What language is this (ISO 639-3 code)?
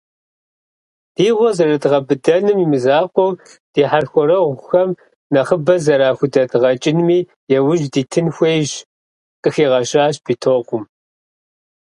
kbd